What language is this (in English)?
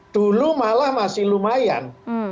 Indonesian